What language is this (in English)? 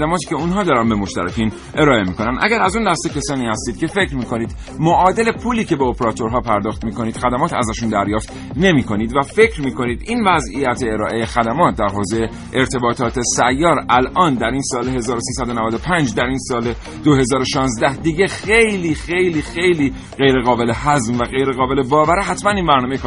Persian